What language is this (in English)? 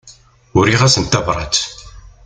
Kabyle